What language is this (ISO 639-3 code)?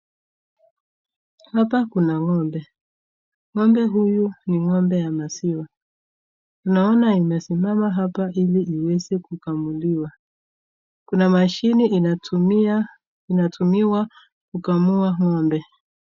swa